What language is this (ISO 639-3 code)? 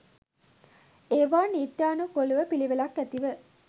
sin